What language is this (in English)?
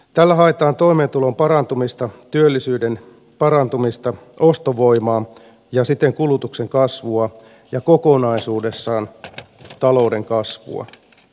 Finnish